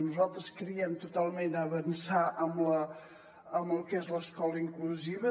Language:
Catalan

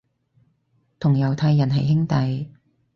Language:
Cantonese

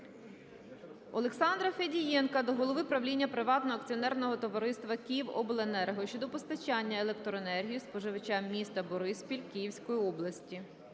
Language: Ukrainian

